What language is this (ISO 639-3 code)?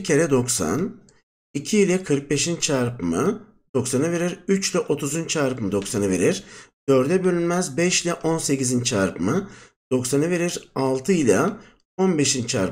tur